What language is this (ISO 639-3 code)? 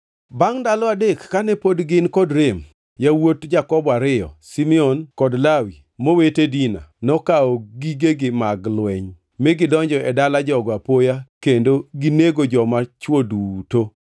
luo